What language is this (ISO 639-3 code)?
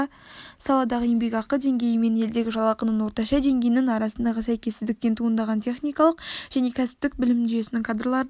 kaz